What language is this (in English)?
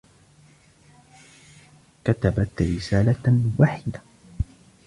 Arabic